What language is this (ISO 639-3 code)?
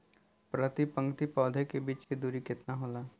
bho